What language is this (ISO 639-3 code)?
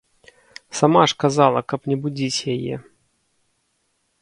bel